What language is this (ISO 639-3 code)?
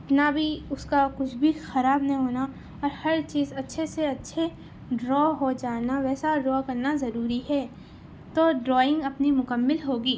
urd